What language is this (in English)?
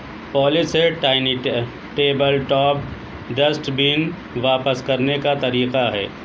Urdu